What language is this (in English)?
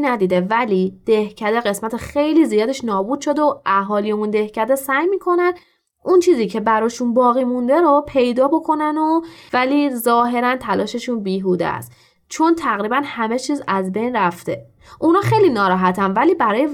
Persian